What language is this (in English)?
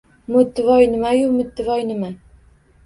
Uzbek